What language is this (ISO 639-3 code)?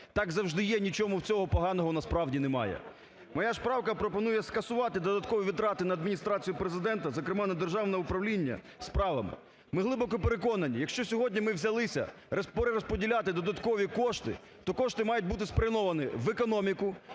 ukr